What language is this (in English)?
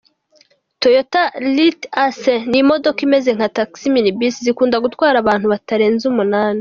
Kinyarwanda